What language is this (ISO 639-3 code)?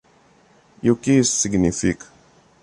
por